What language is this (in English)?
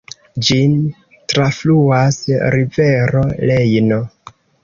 Esperanto